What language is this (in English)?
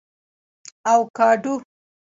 Pashto